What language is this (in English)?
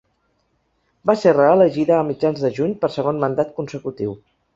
Catalan